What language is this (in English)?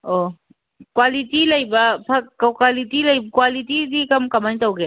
Manipuri